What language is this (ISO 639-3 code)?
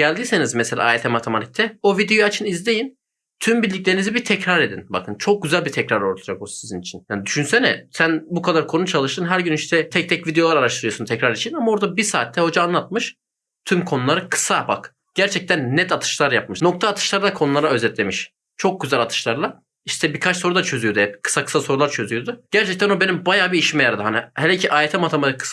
tur